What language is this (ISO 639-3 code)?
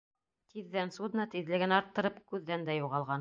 bak